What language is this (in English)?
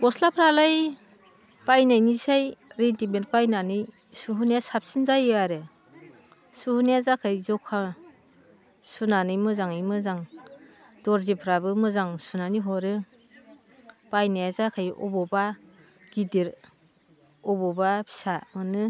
Bodo